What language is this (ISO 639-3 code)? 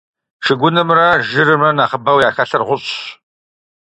kbd